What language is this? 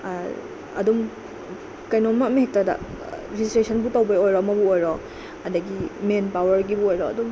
Manipuri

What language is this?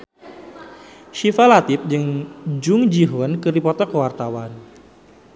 Sundanese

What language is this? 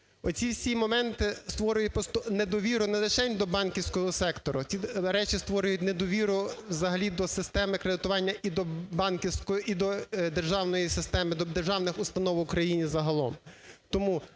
Ukrainian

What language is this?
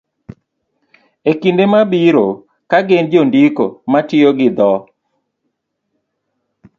Luo (Kenya and Tanzania)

